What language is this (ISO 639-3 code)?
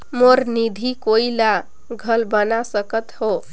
hne